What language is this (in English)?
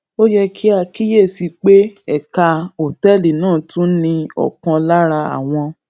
Yoruba